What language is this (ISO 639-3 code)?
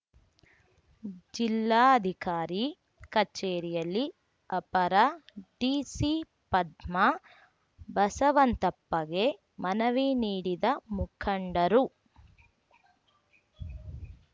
kan